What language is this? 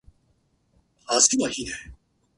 Japanese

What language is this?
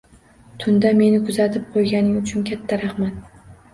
Uzbek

